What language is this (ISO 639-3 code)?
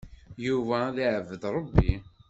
kab